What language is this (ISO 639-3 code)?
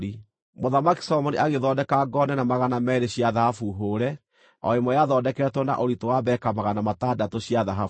kik